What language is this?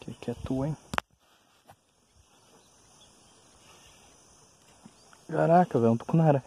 Portuguese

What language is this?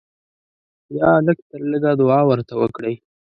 Pashto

